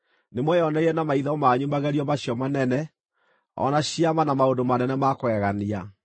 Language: Kikuyu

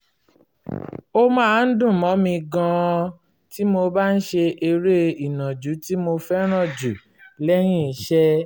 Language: Yoruba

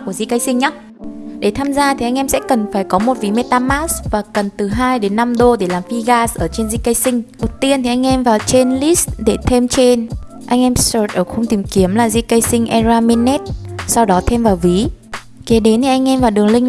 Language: Vietnamese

